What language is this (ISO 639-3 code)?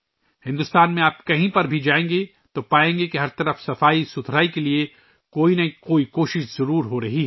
urd